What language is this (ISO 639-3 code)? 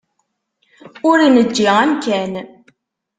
kab